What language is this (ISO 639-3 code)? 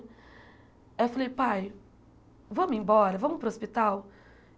por